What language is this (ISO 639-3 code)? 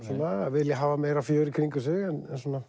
isl